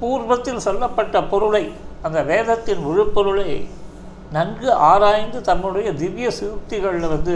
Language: Tamil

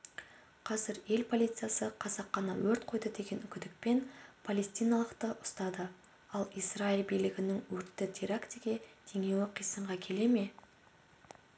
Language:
Kazakh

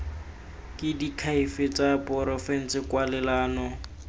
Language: Tswana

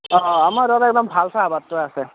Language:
Assamese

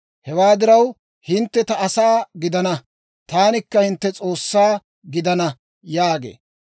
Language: Dawro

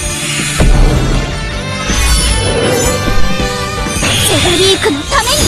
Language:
Japanese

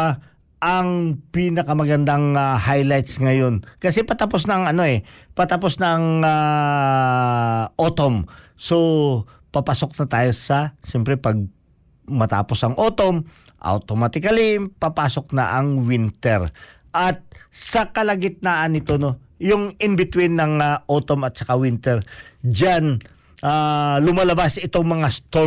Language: Filipino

